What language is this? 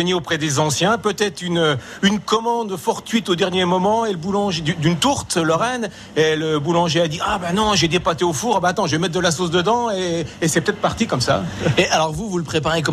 French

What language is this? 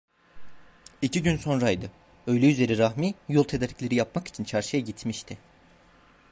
Turkish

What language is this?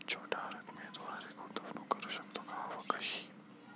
Marathi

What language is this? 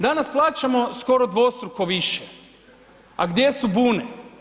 Croatian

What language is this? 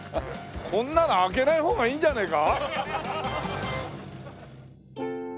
Japanese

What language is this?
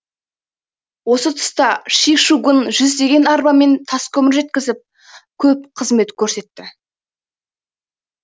Kazakh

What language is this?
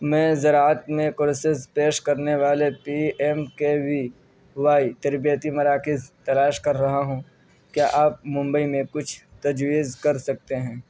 Urdu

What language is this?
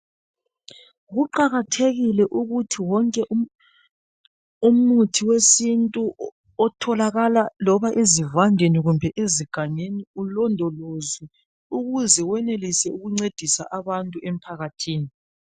North Ndebele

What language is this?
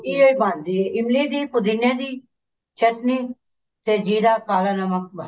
Punjabi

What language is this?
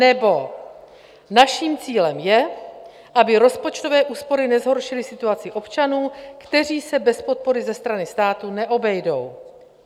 Czech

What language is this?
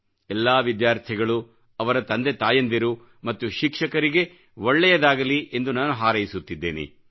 Kannada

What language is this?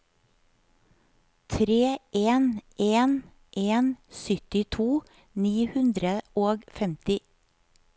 Norwegian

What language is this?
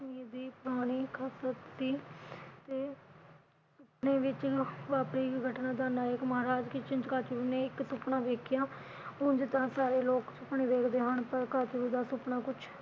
Punjabi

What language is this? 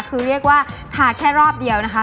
Thai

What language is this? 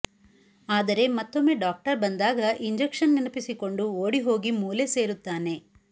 Kannada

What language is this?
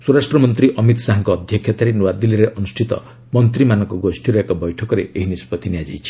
Odia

